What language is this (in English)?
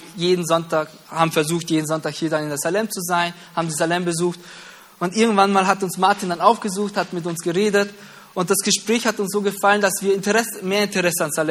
German